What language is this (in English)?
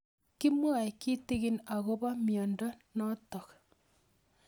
Kalenjin